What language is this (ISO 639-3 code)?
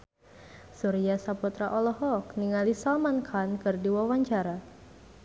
sun